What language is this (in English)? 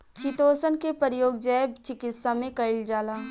Bhojpuri